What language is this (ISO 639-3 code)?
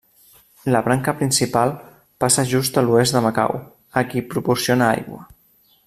cat